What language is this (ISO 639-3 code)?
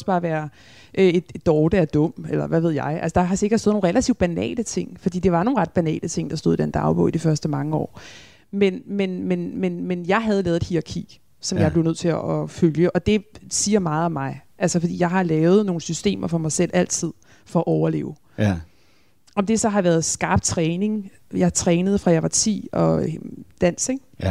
dan